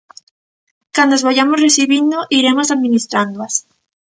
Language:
Galician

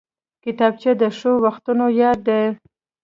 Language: Pashto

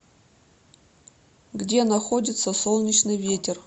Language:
Russian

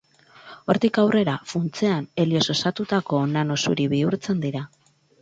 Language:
Basque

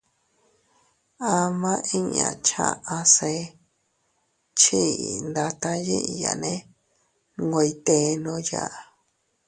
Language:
Teutila Cuicatec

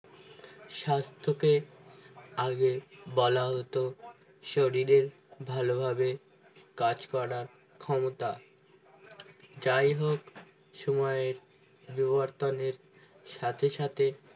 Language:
Bangla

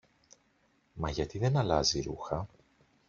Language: Greek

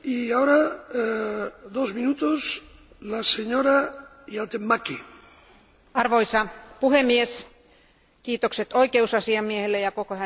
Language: Finnish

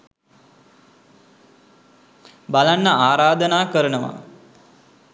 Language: Sinhala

